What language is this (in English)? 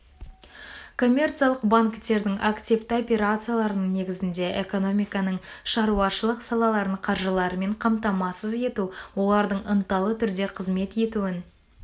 Kazakh